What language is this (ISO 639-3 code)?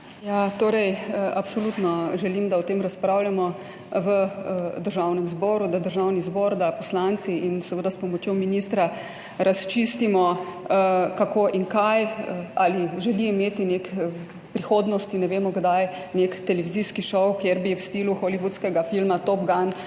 slv